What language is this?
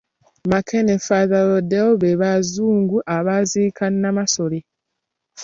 Ganda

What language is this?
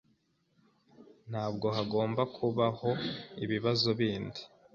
Kinyarwanda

